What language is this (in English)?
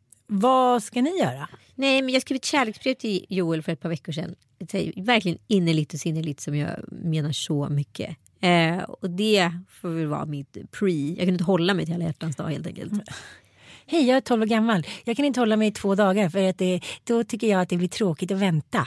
Swedish